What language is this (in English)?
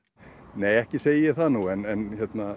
Icelandic